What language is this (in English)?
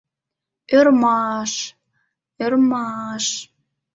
Mari